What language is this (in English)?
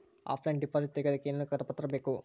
Kannada